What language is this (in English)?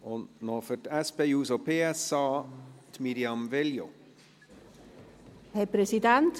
Swiss German